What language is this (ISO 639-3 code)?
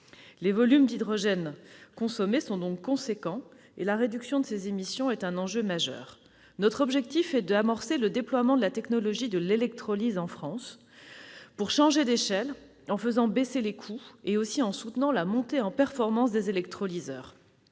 fra